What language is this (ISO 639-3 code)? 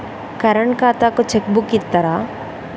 tel